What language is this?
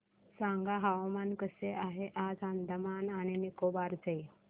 Marathi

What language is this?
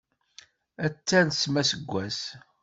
Kabyle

